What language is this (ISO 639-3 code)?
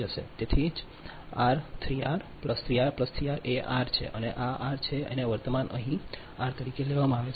guj